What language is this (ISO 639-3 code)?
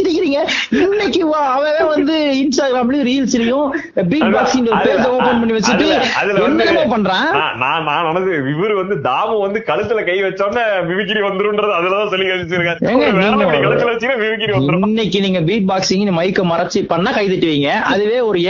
tam